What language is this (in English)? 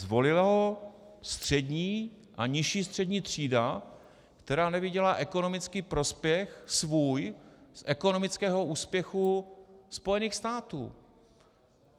Czech